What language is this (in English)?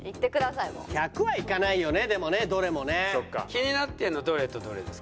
Japanese